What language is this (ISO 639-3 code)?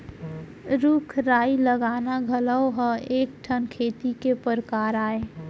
hne